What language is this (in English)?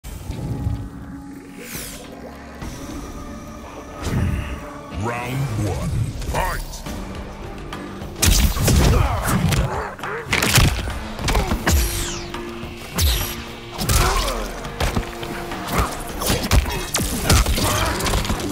English